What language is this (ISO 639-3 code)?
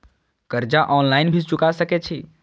mai